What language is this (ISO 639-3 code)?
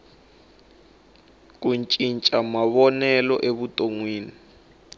tso